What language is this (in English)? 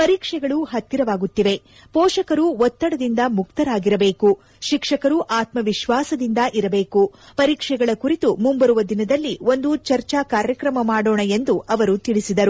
Kannada